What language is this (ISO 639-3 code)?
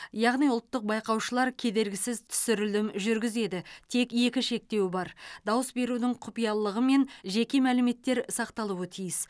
kaz